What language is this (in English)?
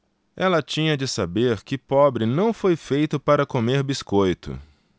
Portuguese